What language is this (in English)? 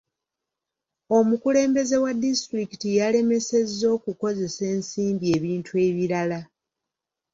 Ganda